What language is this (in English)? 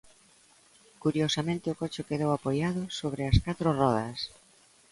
Galician